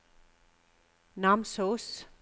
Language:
Norwegian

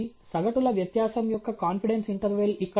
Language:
Telugu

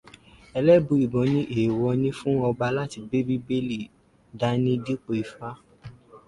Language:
Yoruba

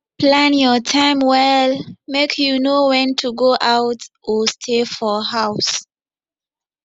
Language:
Nigerian Pidgin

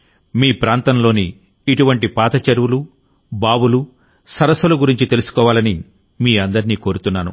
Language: Telugu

